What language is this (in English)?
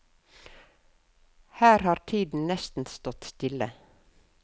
Norwegian